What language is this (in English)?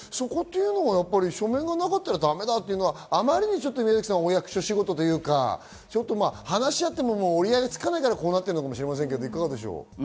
Japanese